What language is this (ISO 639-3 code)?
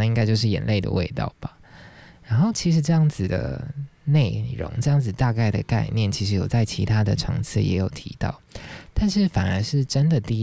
zho